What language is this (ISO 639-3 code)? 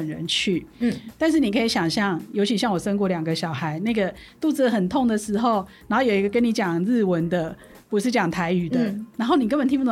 zho